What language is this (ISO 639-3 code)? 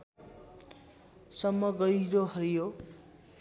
nep